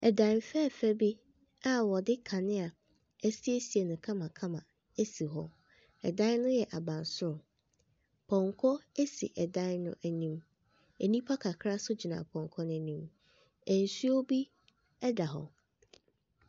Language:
Akan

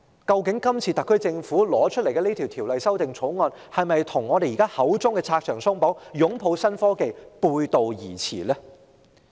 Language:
Cantonese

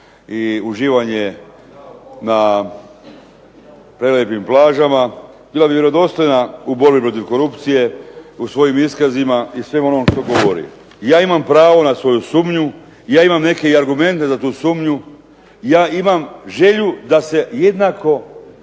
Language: Croatian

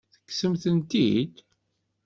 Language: Kabyle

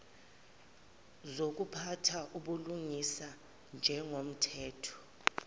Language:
Zulu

